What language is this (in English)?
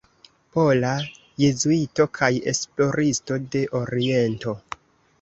Esperanto